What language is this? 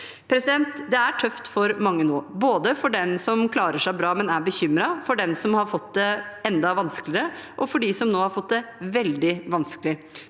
Norwegian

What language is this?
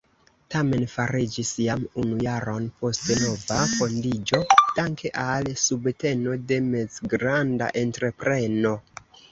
Esperanto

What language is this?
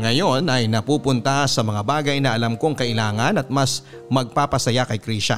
Filipino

